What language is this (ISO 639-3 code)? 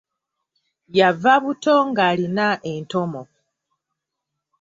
lug